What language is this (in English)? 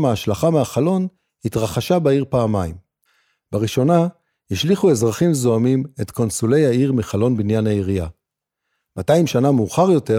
Hebrew